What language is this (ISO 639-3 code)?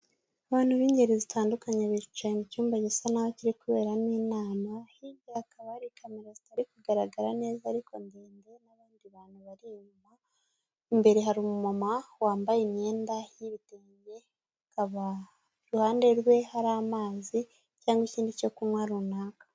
kin